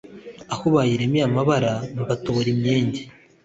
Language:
Kinyarwanda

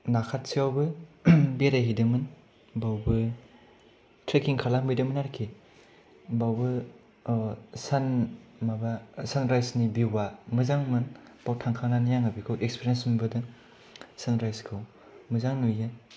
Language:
Bodo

